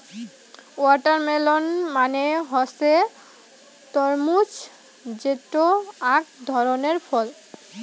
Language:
Bangla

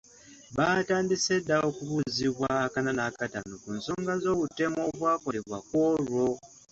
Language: Ganda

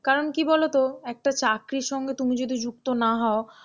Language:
Bangla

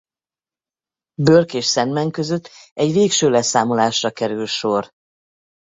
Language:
Hungarian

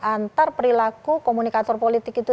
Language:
Indonesian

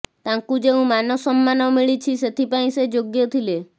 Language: Odia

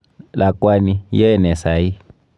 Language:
Kalenjin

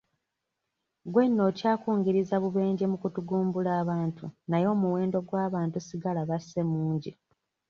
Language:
Ganda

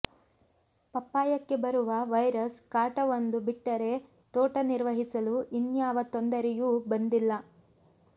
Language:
Kannada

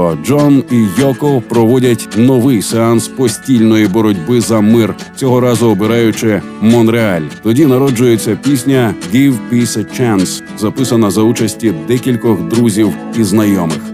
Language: Ukrainian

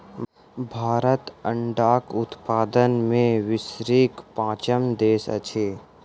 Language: Maithili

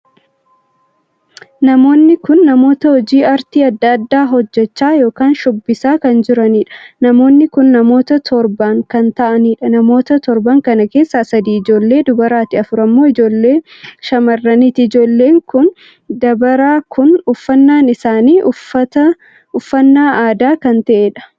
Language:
Oromo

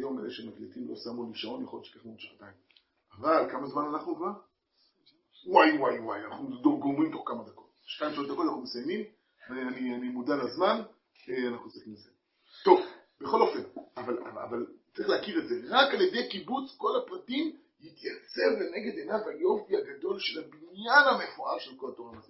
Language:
Hebrew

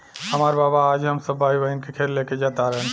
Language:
Bhojpuri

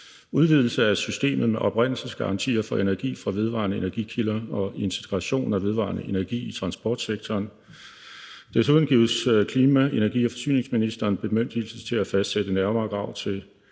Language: Danish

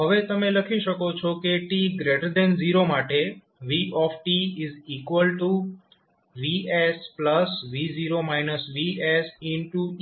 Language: Gujarati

